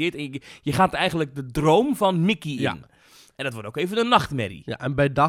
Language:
Dutch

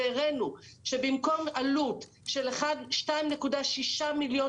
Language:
Hebrew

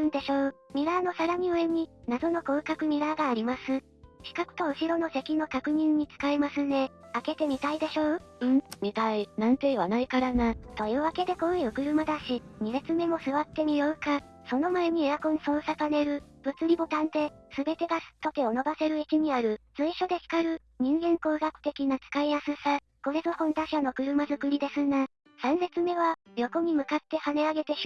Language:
Japanese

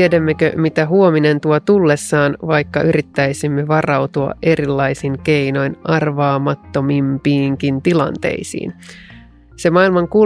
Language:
Finnish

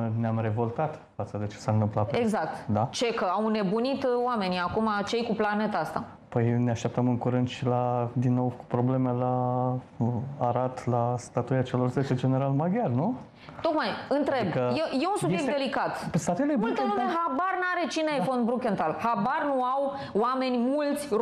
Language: Romanian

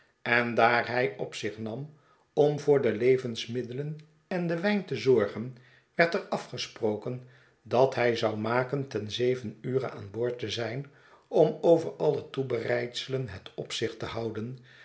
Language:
Dutch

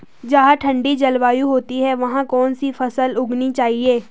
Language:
Hindi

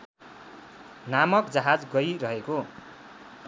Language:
Nepali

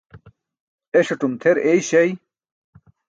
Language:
Burushaski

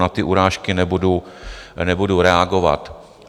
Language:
Czech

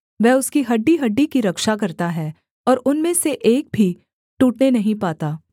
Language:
Hindi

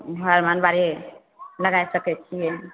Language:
Maithili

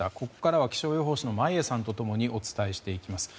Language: Japanese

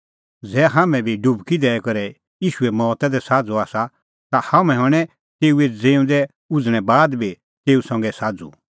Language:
Kullu Pahari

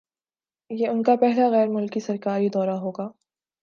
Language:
Urdu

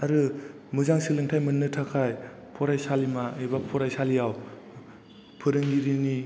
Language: Bodo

